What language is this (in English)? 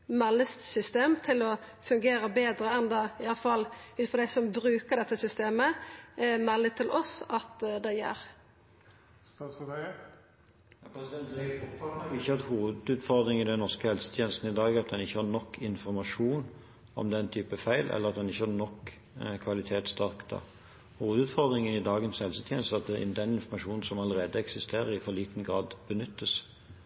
Norwegian